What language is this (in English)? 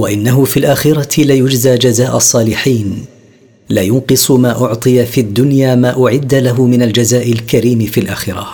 Arabic